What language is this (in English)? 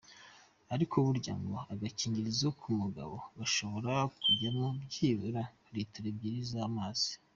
Kinyarwanda